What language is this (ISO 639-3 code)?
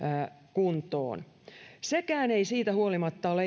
fin